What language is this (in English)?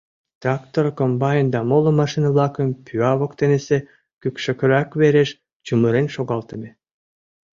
Mari